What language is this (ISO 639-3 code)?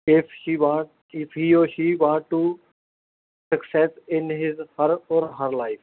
pan